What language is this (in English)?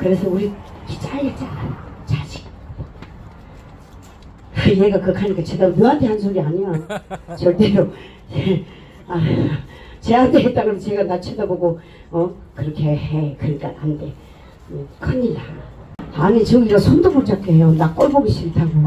Korean